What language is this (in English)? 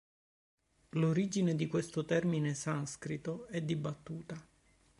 Italian